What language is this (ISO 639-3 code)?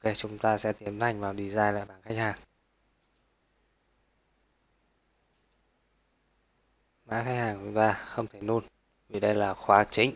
vie